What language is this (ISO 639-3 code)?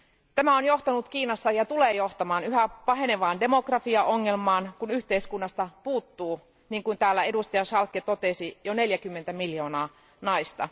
fin